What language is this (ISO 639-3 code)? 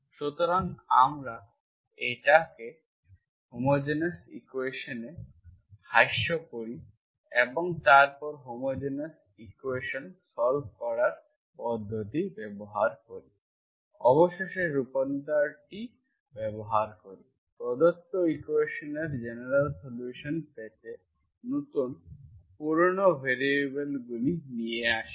ben